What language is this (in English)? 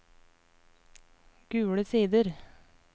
Norwegian